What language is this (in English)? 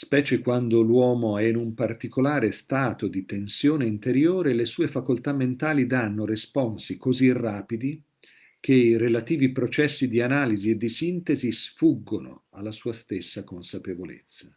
Italian